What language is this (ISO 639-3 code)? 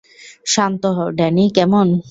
ben